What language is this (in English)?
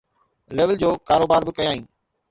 Sindhi